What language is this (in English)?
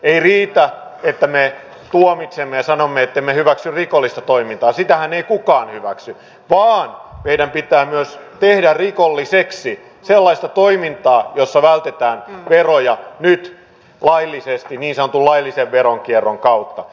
Finnish